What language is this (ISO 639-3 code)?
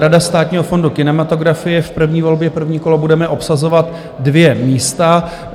ces